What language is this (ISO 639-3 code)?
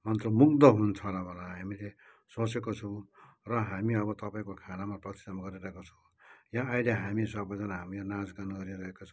nep